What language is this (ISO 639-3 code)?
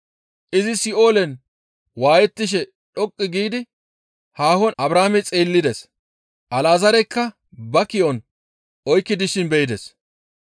gmv